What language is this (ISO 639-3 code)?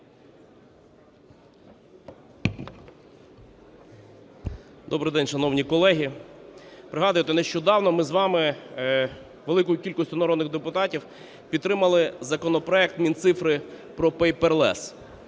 ukr